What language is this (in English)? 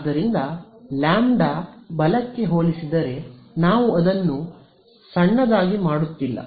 Kannada